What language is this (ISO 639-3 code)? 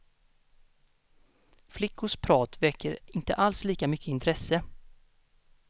swe